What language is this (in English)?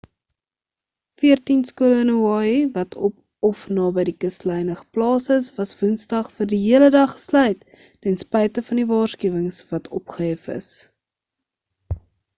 Afrikaans